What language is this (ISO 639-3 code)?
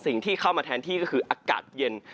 tha